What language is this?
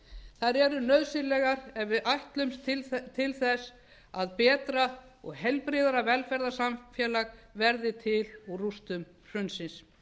Icelandic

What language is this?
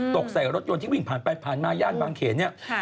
Thai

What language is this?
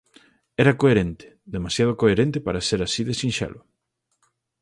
Galician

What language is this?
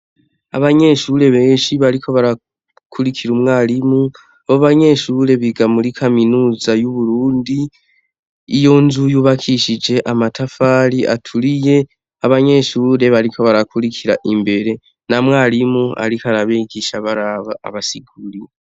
Rundi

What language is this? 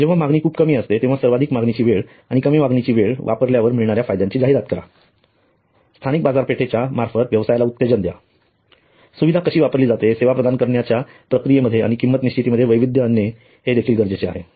Marathi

